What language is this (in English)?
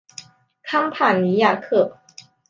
Chinese